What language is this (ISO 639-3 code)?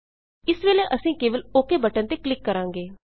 pan